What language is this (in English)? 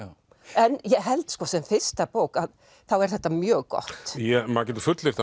Icelandic